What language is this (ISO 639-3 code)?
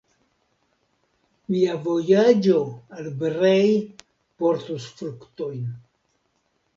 epo